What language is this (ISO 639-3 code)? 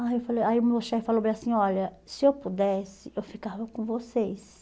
por